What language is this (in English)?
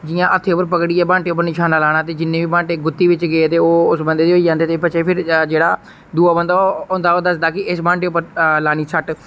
Dogri